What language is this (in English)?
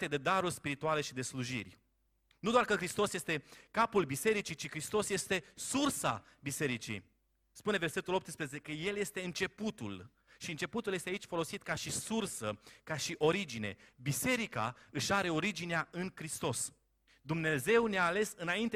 Romanian